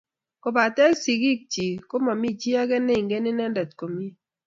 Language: Kalenjin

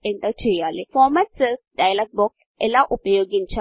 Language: Telugu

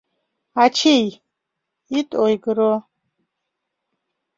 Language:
Mari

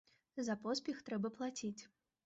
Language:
Belarusian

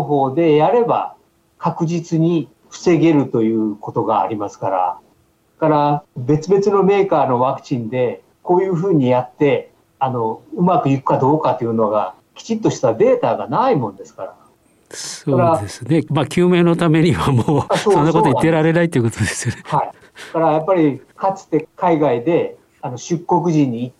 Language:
Japanese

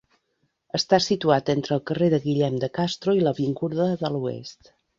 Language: Catalan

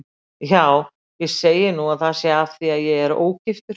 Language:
Icelandic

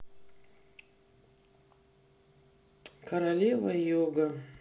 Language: Russian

